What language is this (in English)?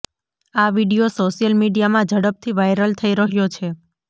Gujarati